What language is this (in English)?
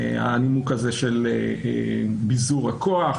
Hebrew